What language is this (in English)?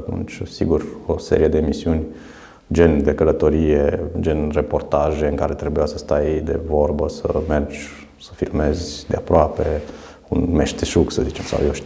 Romanian